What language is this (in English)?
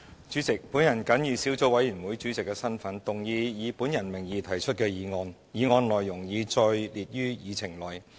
Cantonese